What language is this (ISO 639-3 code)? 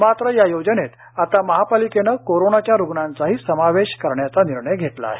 mar